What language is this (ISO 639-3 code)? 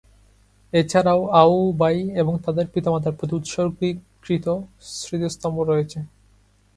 ben